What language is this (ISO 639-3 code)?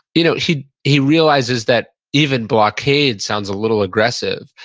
eng